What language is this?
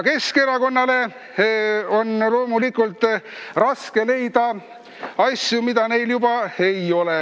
Estonian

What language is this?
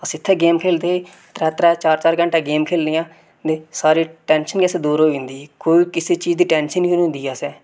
Dogri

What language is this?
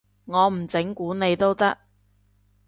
Cantonese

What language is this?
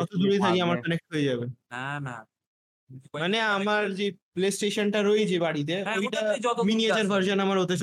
Bangla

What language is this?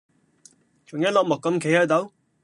Cantonese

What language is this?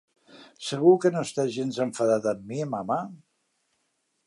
Catalan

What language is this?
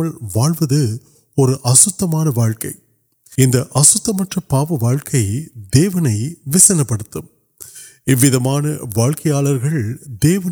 Urdu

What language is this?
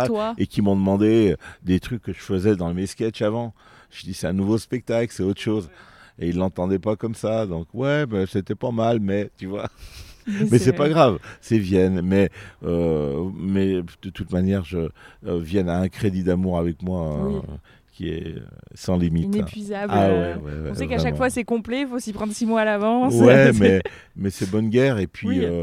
French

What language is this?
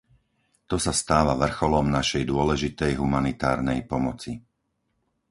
Slovak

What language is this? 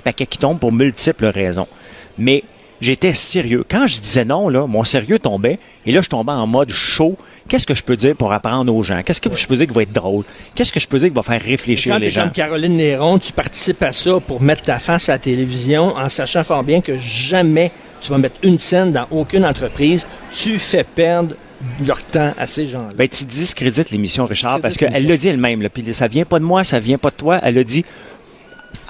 French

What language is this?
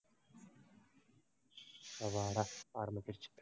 Tamil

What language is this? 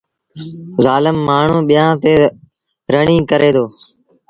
Sindhi Bhil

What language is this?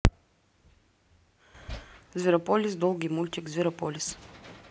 Russian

